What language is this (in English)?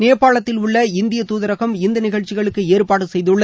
Tamil